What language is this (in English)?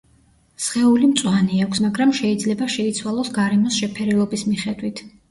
Georgian